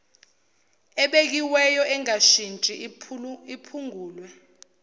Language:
Zulu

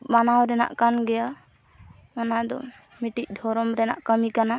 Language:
Santali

